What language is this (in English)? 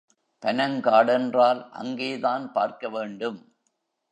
Tamil